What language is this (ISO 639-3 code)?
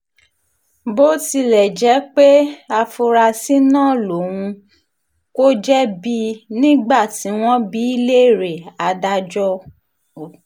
yor